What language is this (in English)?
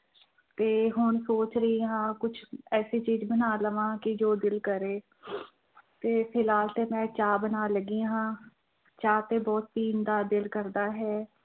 Punjabi